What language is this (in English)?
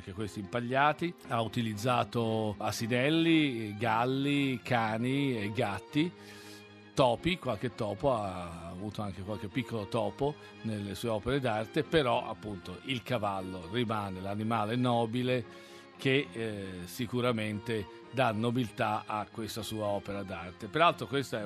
Italian